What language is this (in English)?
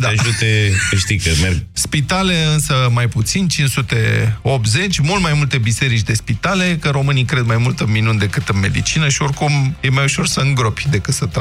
Romanian